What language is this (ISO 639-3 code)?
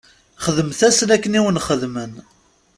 kab